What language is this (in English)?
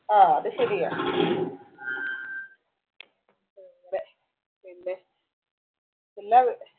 Malayalam